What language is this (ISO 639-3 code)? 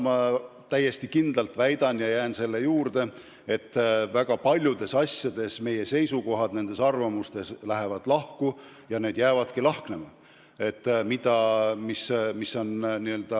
est